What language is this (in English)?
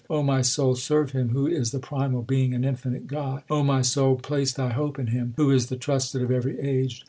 English